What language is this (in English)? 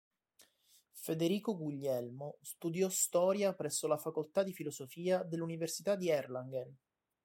Italian